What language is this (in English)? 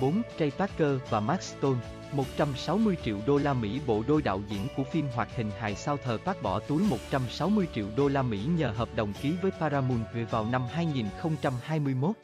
Vietnamese